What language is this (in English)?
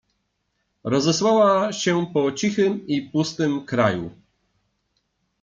Polish